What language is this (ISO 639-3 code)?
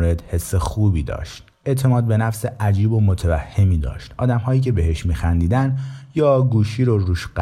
fas